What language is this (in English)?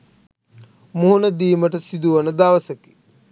Sinhala